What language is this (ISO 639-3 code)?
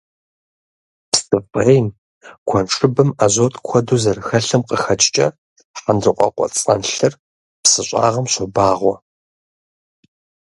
kbd